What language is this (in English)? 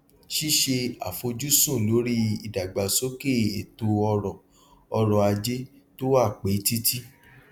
Yoruba